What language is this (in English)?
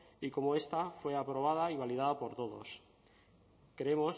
Spanish